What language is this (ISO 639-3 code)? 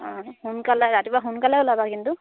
asm